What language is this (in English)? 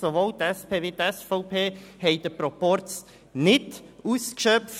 Swiss German